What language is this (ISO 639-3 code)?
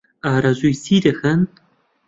ckb